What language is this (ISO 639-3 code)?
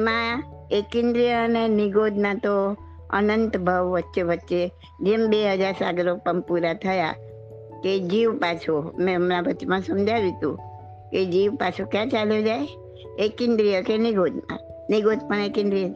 guj